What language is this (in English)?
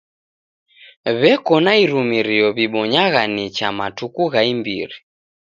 Taita